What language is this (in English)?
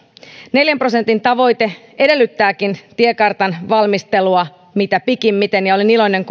Finnish